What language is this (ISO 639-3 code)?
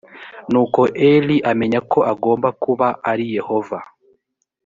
kin